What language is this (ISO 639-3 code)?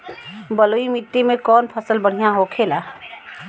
bho